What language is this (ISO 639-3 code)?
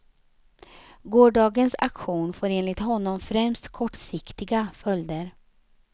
swe